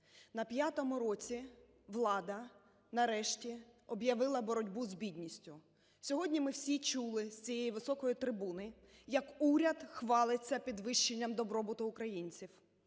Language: Ukrainian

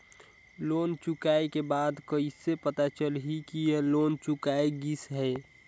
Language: Chhattisgarhi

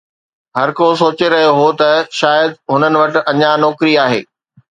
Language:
Sindhi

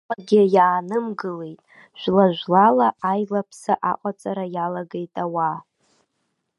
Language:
Abkhazian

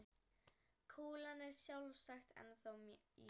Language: Icelandic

